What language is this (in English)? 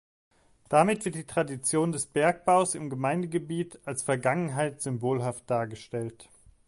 German